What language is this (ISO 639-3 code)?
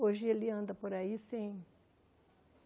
por